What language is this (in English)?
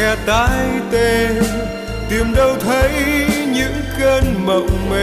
Vietnamese